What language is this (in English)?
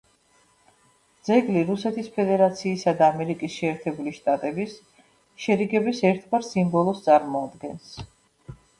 Georgian